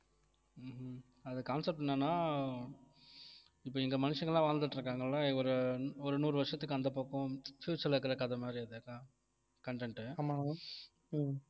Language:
Tamil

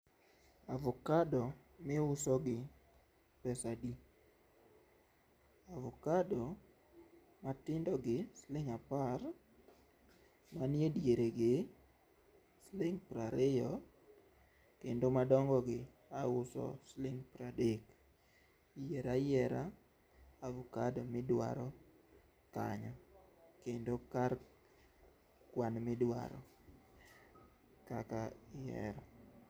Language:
Luo (Kenya and Tanzania)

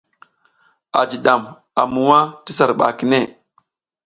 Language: South Giziga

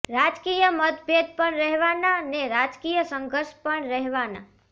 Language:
Gujarati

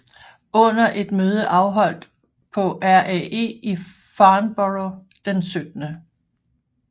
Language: Danish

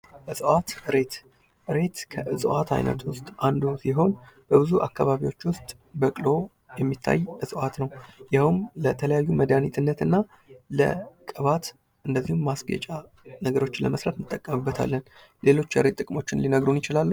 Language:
Amharic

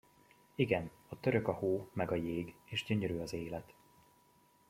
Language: Hungarian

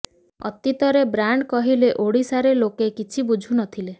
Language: Odia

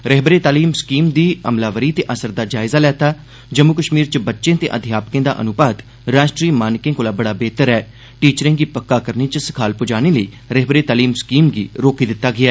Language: Dogri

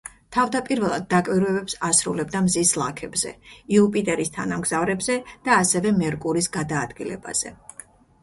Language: Georgian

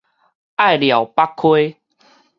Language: Min Nan Chinese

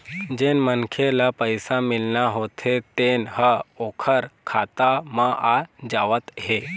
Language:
Chhattisgarhi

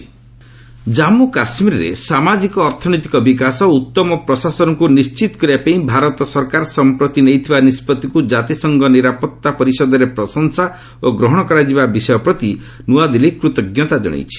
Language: Odia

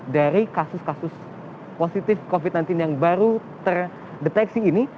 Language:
Indonesian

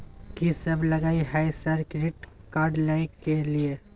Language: Maithili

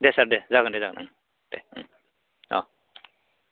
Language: Bodo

